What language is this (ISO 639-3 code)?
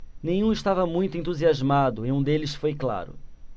por